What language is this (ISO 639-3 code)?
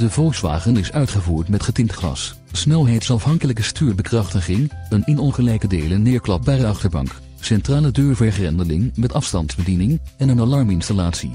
nld